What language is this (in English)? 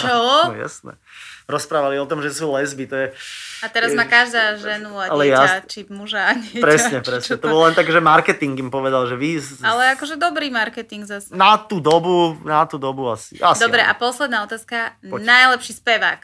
Slovak